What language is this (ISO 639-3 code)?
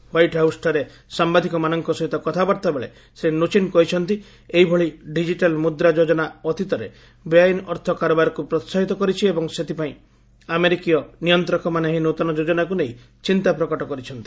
ori